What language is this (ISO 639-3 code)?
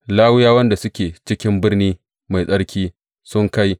hau